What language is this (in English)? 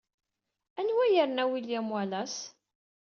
Kabyle